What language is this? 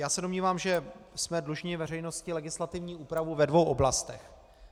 Czech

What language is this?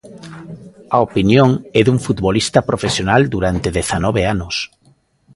Galician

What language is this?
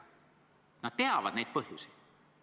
Estonian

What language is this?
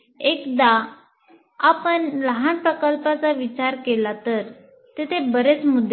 Marathi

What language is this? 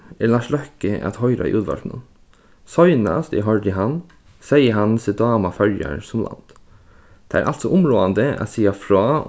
Faroese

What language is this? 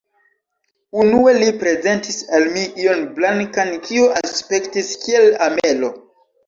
Esperanto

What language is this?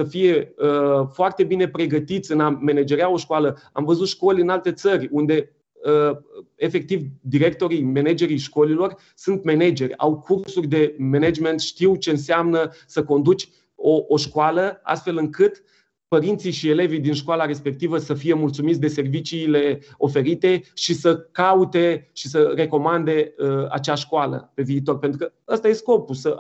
Romanian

